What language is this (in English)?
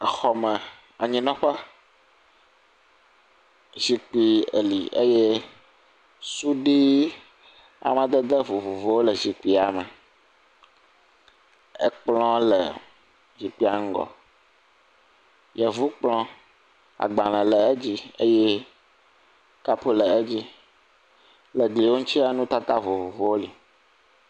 Ewe